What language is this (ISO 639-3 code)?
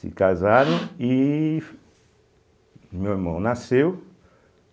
por